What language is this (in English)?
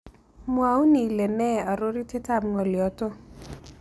Kalenjin